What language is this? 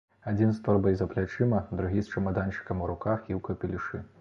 Belarusian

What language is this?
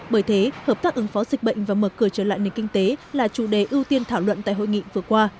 Vietnamese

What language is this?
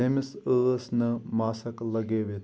Kashmiri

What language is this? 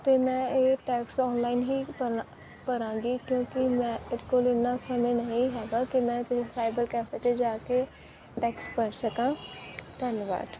Punjabi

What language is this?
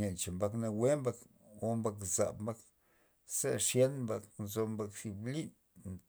Loxicha Zapotec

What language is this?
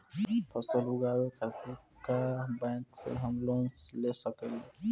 Bhojpuri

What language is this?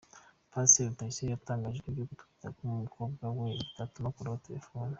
Kinyarwanda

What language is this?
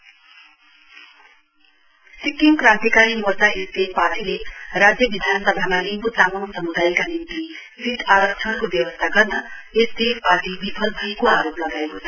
Nepali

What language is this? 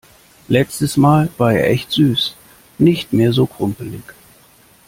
German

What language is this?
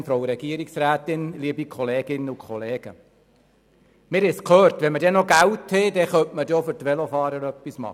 Swiss German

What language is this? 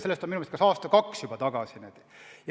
Estonian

